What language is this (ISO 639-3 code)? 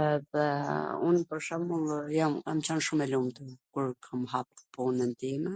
aln